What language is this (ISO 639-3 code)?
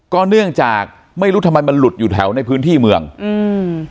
tha